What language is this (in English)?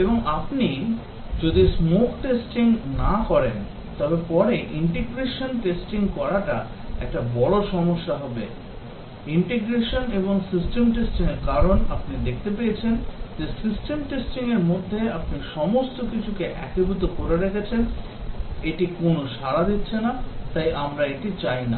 Bangla